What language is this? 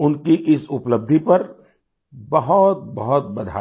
Hindi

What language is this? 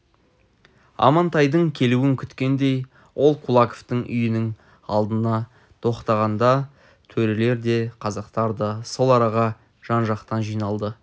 Kazakh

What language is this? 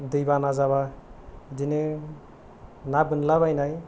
Bodo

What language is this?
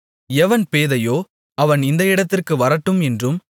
Tamil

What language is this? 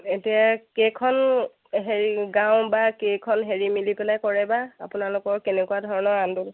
Assamese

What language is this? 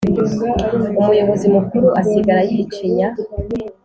Kinyarwanda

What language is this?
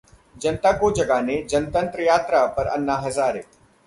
Hindi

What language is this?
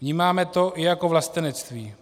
Czech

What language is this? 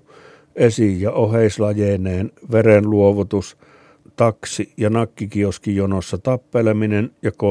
Finnish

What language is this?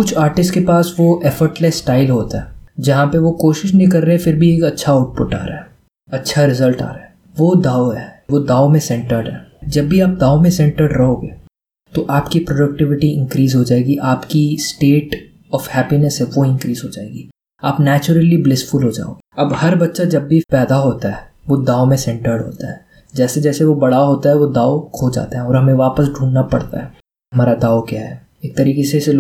Hindi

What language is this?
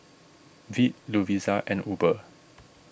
English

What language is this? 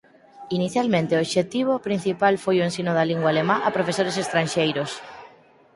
Galician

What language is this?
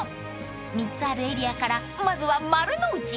Japanese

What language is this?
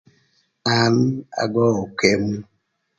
Thur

